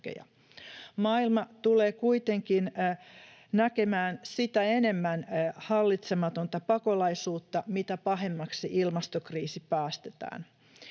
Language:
Finnish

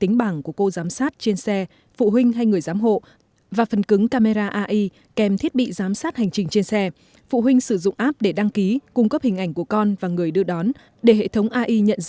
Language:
Vietnamese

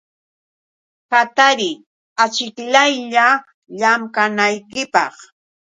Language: Yauyos Quechua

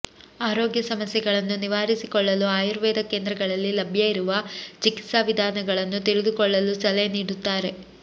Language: Kannada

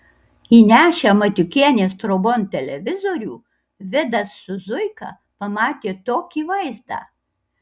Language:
Lithuanian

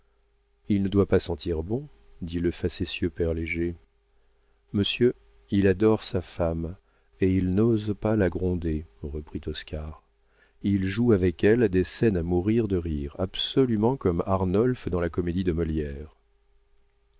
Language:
French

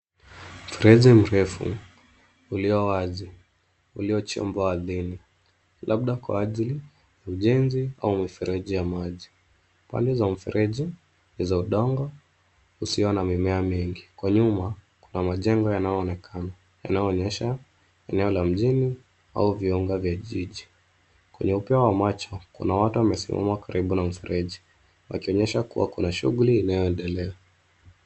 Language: Swahili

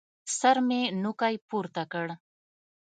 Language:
Pashto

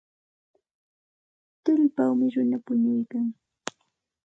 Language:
Santa Ana de Tusi Pasco Quechua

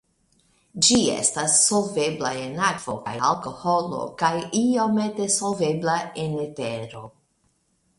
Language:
Esperanto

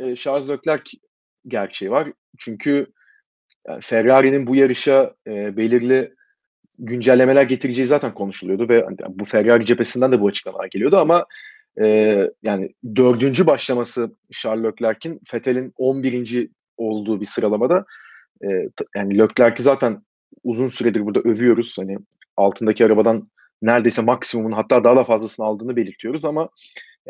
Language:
Turkish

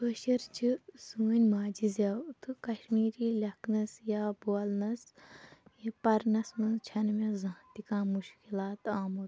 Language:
Kashmiri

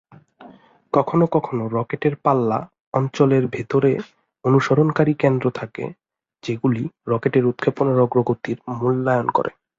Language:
Bangla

